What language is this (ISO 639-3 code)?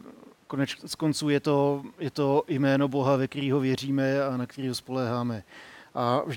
ces